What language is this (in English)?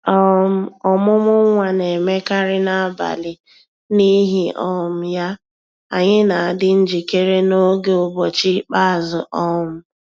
Igbo